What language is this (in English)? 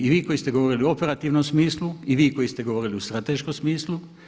Croatian